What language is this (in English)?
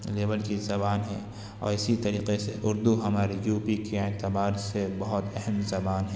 Urdu